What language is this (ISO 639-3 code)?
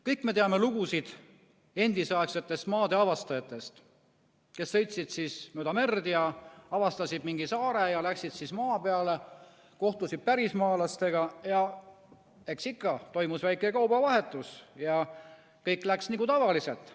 est